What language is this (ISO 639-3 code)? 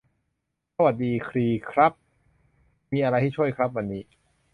tha